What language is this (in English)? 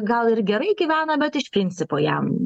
Lithuanian